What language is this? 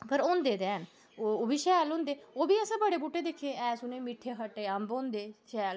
Dogri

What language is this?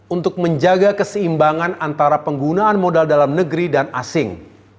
Indonesian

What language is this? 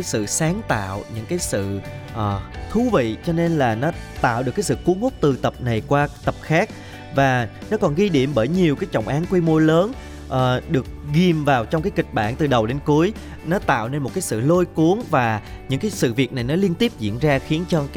Vietnamese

